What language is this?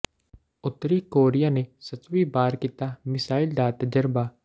Punjabi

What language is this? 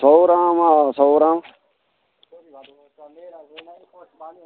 Dogri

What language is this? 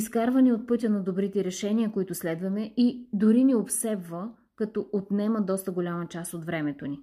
Bulgarian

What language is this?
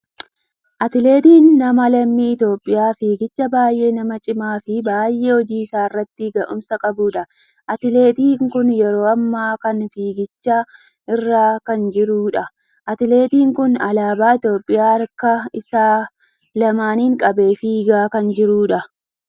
Oromo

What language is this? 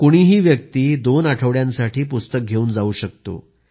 Marathi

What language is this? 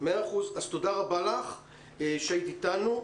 Hebrew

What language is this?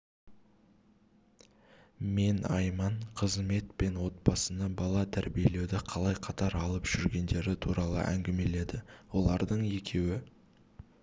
Kazakh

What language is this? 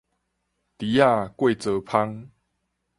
Min Nan Chinese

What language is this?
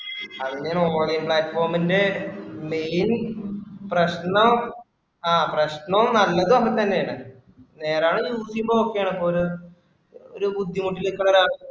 Malayalam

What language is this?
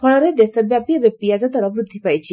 Odia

